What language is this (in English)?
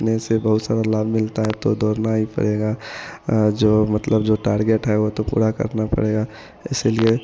Hindi